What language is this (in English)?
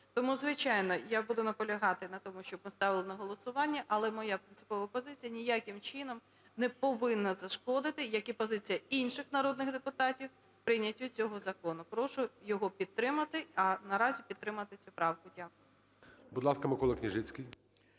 Ukrainian